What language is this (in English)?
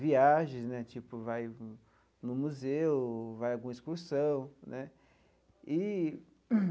Portuguese